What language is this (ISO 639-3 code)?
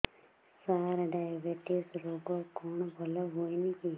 ori